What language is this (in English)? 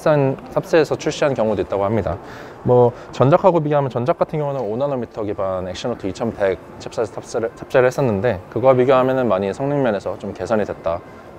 Korean